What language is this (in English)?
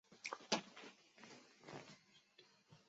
Chinese